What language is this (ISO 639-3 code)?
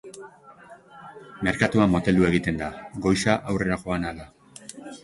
eus